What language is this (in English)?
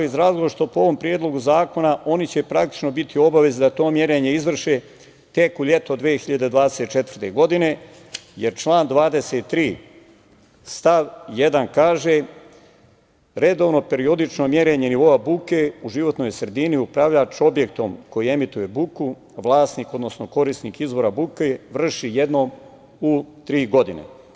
Serbian